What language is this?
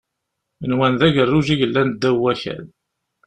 Kabyle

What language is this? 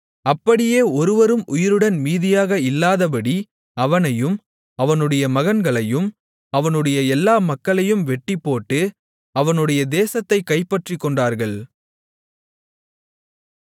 Tamil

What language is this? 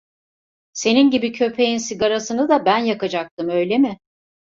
Turkish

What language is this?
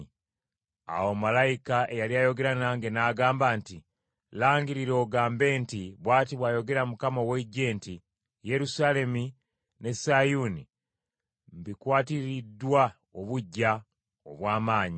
Ganda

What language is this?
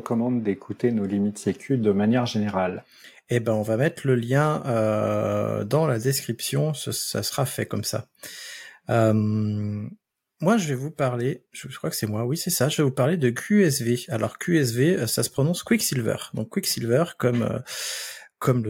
French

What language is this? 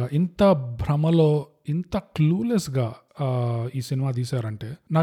Telugu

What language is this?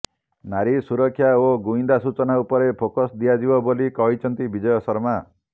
Odia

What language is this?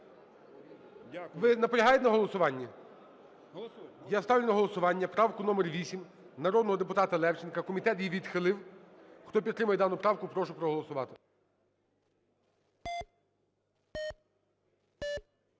Ukrainian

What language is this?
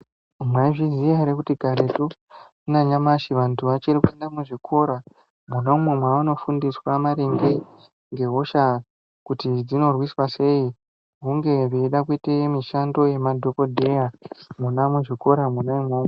Ndau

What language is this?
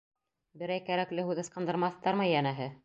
Bashkir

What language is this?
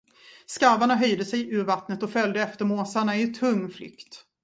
Swedish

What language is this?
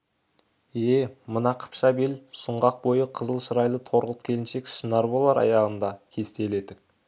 Kazakh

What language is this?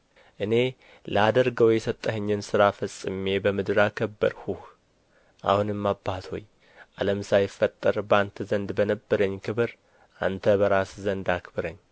Amharic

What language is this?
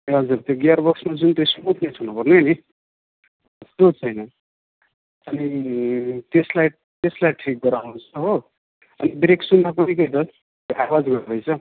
Nepali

